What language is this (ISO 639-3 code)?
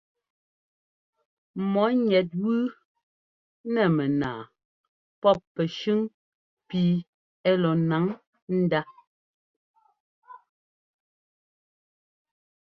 jgo